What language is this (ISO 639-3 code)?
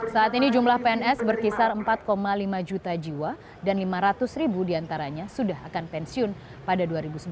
ind